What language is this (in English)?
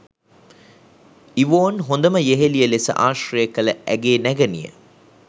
Sinhala